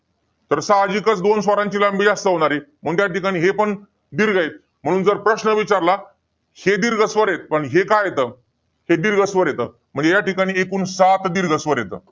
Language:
Marathi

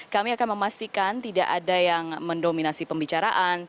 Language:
Indonesian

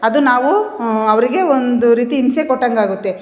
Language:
Kannada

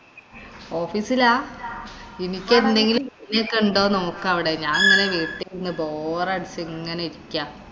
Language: Malayalam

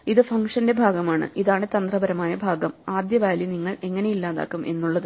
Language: Malayalam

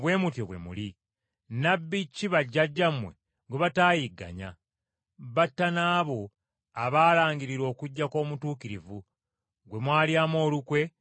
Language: Ganda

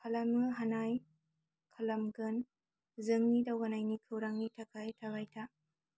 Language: Bodo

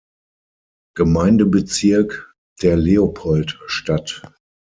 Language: German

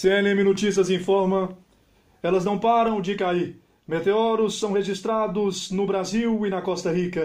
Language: Portuguese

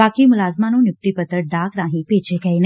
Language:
Punjabi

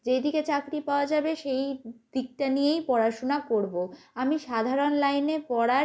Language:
Bangla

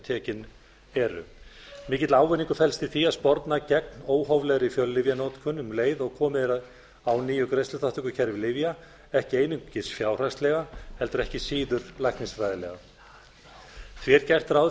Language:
Icelandic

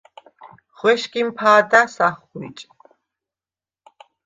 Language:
Svan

